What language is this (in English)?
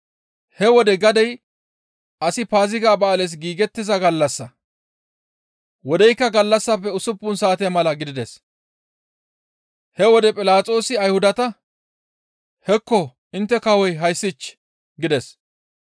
Gamo